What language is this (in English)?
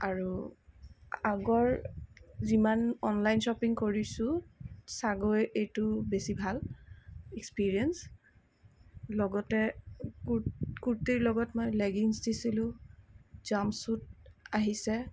Assamese